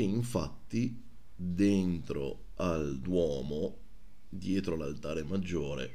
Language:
Italian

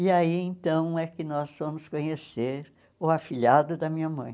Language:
Portuguese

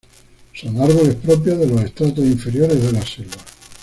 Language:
Spanish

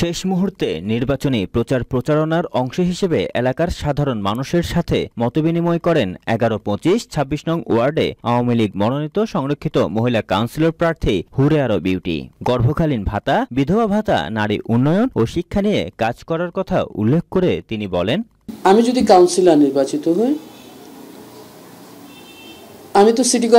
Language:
Romanian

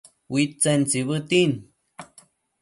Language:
Matsés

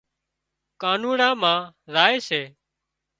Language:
Wadiyara Koli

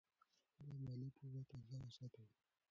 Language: Pashto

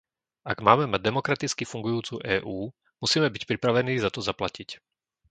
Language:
Slovak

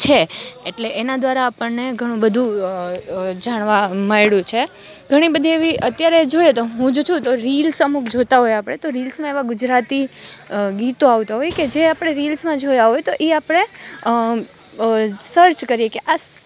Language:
Gujarati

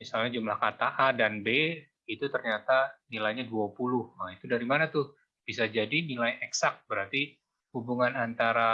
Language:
Indonesian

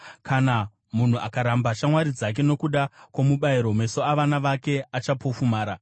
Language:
Shona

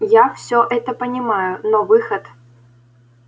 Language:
Russian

